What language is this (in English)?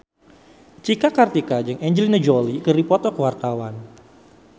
Sundanese